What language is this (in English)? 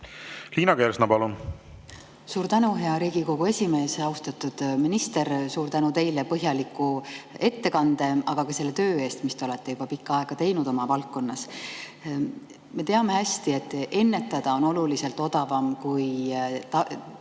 Estonian